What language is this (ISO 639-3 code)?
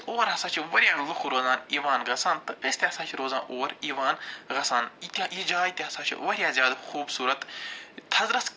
kas